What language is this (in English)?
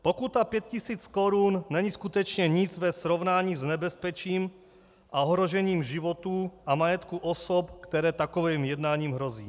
Czech